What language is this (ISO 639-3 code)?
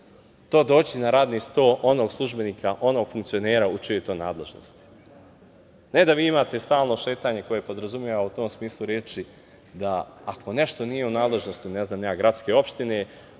srp